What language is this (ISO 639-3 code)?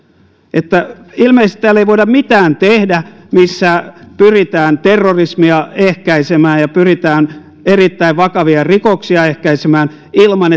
fin